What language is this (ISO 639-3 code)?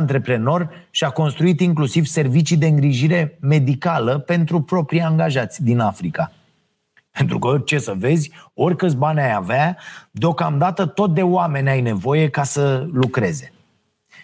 ron